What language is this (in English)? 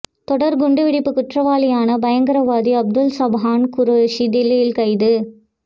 Tamil